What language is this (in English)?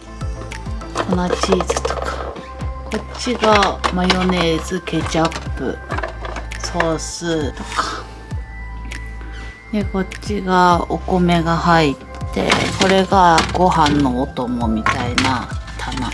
Japanese